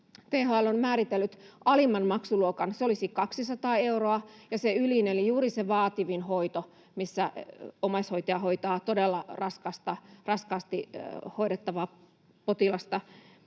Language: Finnish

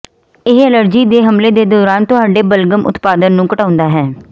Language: Punjabi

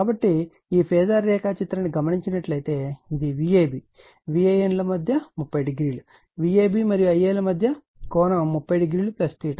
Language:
Telugu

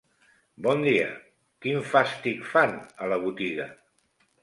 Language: Catalan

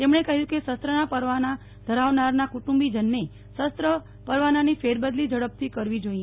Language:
Gujarati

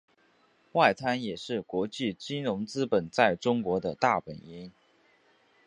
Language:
Chinese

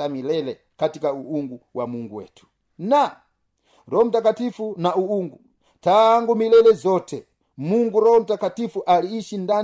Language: Swahili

